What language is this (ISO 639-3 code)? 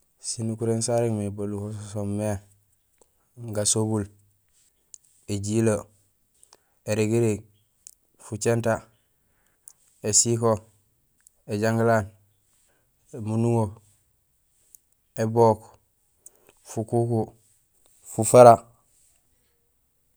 gsl